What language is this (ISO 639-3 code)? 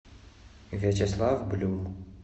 rus